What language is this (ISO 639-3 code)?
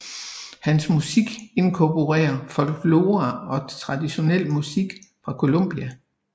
dan